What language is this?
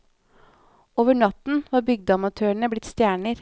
Norwegian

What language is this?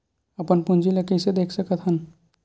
Chhattisgarhi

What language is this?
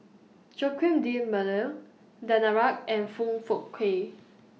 English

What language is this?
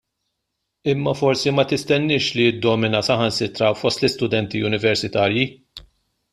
Maltese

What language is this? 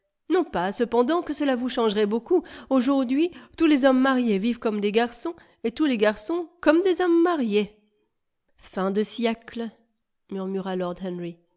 French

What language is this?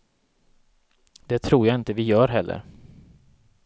Swedish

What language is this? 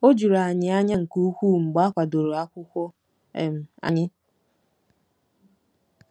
Igbo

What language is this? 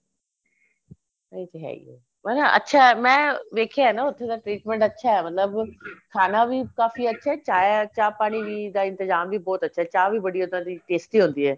Punjabi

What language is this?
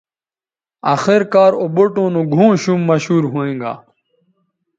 Bateri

